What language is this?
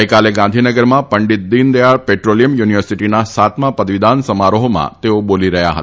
Gujarati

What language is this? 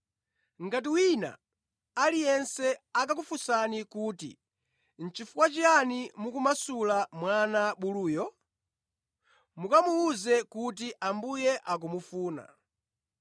Nyanja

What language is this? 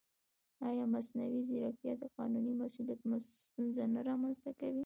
Pashto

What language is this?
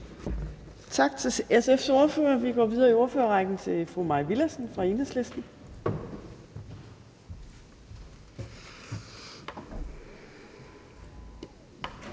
Danish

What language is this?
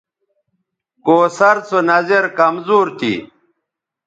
Bateri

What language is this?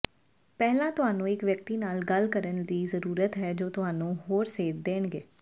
Punjabi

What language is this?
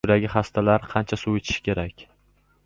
Uzbek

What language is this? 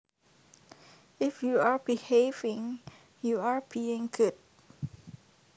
Javanese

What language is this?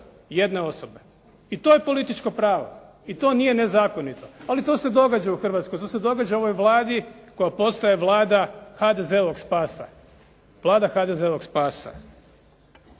Croatian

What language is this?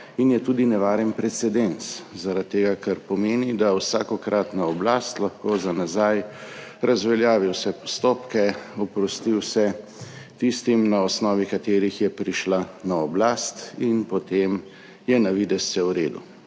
Slovenian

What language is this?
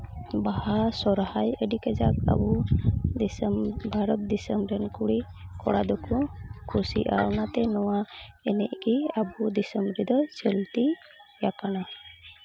Santali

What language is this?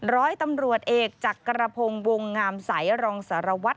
Thai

